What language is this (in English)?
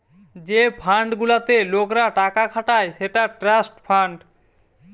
Bangla